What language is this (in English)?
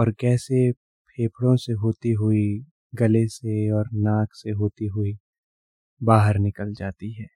Hindi